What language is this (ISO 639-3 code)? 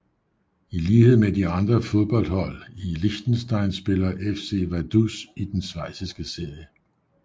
dan